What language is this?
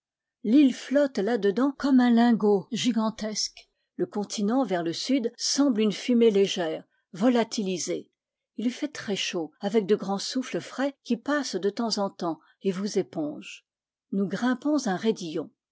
French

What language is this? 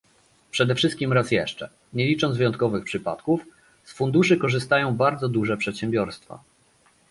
Polish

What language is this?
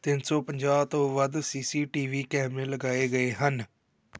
Punjabi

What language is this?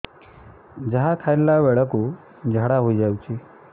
Odia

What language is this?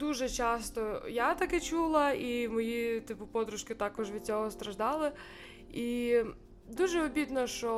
Ukrainian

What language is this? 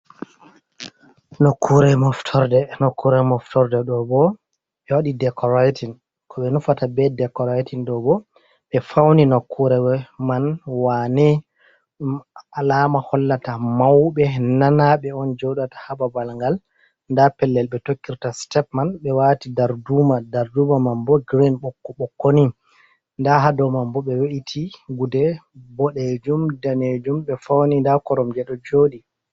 Fula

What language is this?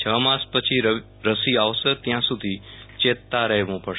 Gujarati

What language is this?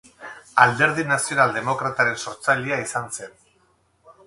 Basque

